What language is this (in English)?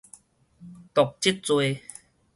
Min Nan Chinese